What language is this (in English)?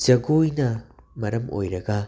Manipuri